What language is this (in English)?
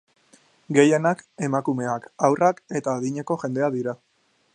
Basque